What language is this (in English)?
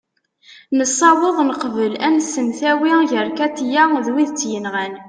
Kabyle